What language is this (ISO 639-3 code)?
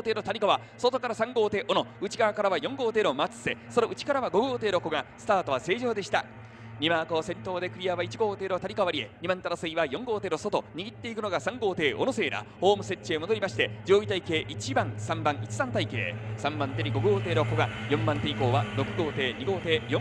jpn